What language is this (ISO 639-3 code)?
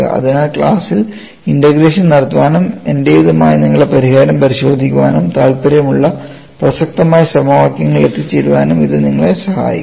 mal